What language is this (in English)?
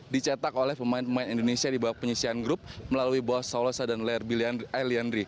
Indonesian